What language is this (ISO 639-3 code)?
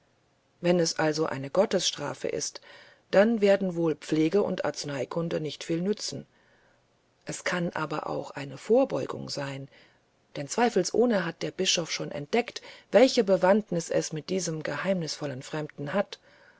deu